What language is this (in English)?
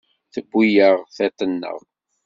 Kabyle